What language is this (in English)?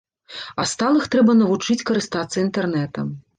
Belarusian